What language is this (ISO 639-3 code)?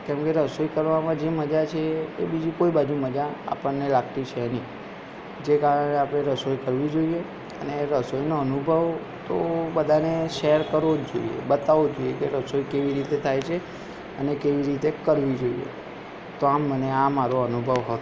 guj